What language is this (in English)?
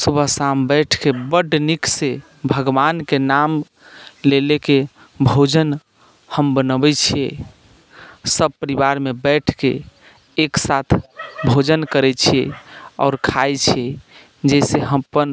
Maithili